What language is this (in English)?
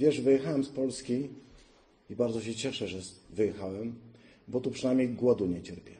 Polish